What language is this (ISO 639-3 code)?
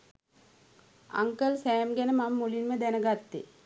sin